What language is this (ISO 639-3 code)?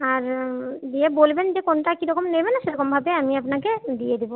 ben